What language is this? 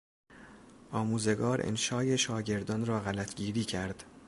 Persian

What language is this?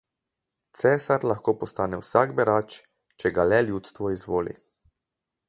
Slovenian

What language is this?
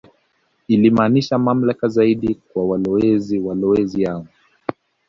Swahili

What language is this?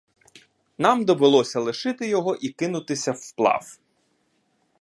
Ukrainian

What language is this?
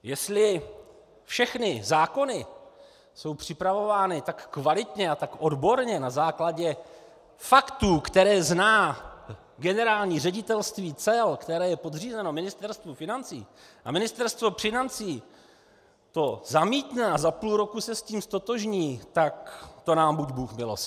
Czech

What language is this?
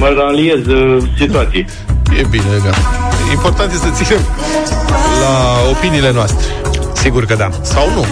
Romanian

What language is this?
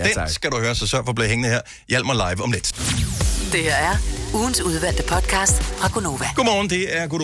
Danish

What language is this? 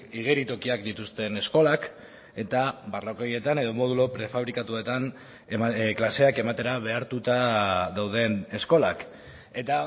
Basque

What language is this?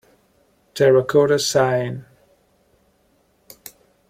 English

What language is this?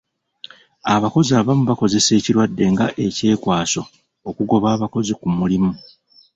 Ganda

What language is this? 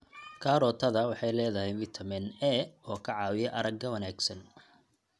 Somali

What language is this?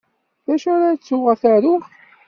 Kabyle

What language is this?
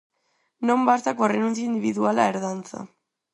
Galician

